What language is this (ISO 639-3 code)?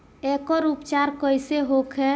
bho